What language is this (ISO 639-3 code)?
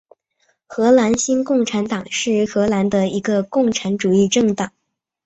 zho